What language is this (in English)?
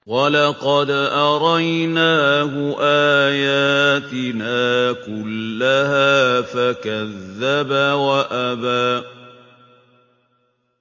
Arabic